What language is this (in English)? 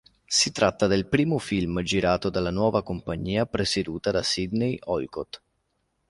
Italian